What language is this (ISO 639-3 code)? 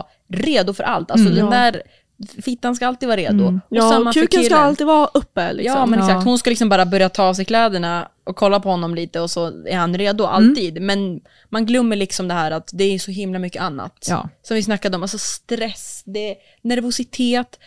swe